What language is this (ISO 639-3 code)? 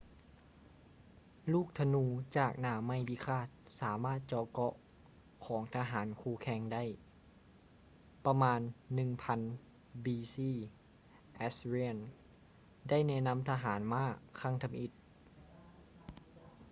lao